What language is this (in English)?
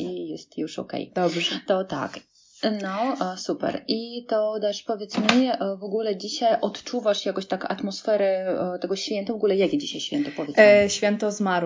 Polish